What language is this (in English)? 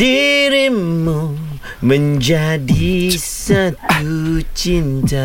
Malay